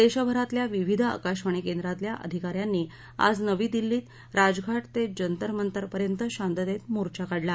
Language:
Marathi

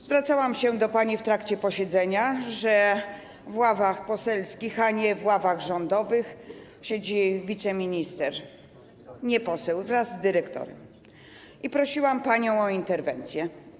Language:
Polish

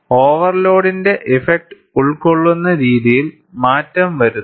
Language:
Malayalam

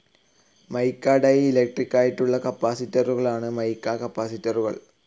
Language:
Malayalam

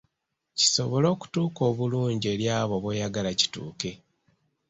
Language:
Ganda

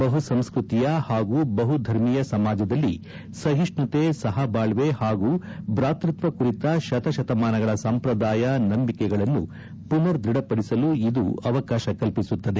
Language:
Kannada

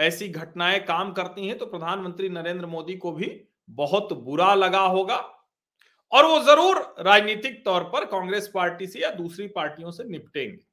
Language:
Hindi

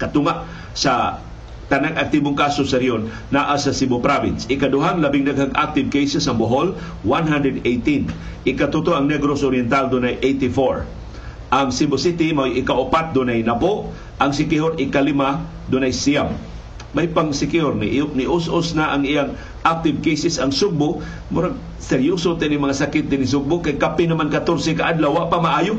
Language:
Filipino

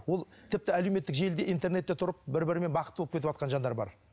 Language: Kazakh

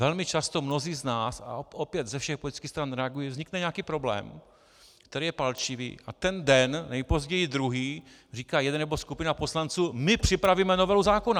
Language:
Czech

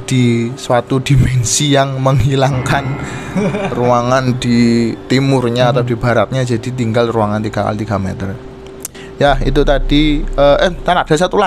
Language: Indonesian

